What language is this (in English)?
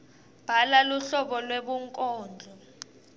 Swati